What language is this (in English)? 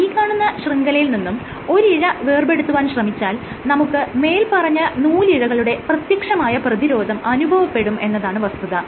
Malayalam